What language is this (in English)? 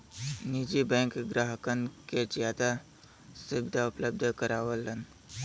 Bhojpuri